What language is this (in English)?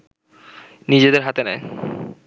Bangla